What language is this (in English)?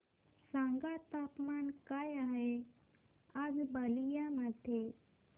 Marathi